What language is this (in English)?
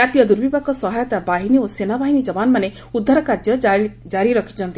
Odia